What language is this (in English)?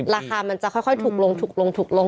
Thai